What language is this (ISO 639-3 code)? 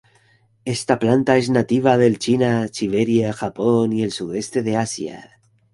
spa